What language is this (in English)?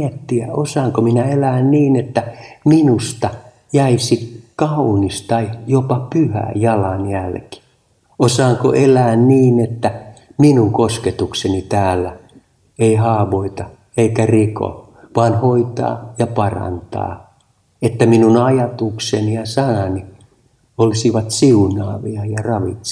Finnish